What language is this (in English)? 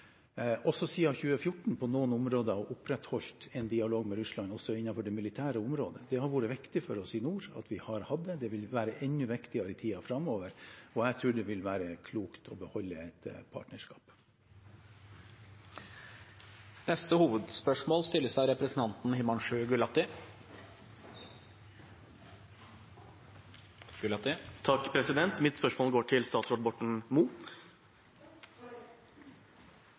Norwegian